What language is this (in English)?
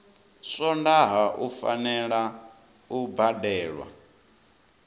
Venda